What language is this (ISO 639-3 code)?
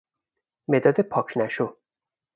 fas